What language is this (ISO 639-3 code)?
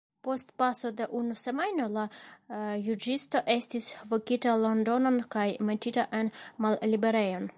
epo